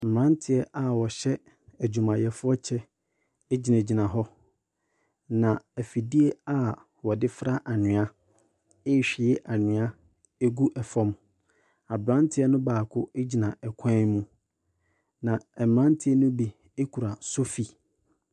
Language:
Akan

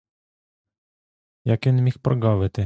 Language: Ukrainian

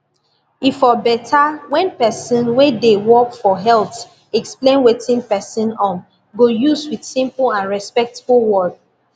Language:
Nigerian Pidgin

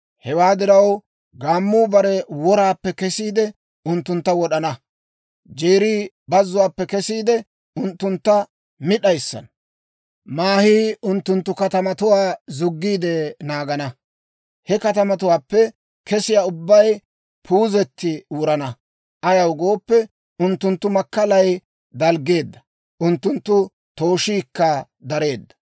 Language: Dawro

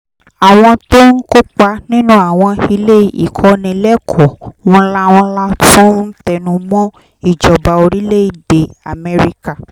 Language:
Yoruba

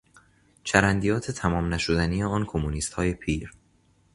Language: Persian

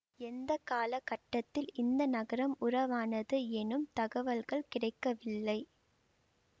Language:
Tamil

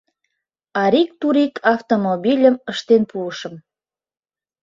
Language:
Mari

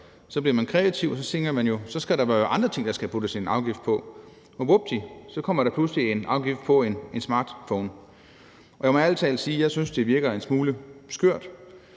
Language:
Danish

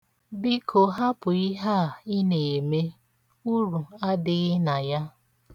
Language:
Igbo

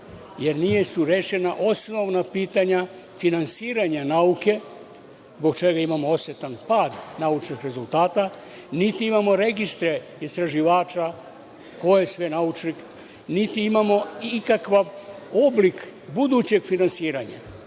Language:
Serbian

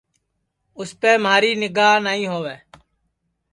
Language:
Sansi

